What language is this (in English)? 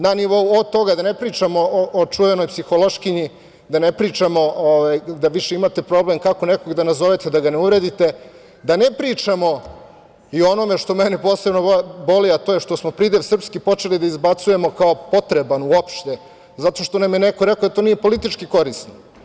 Serbian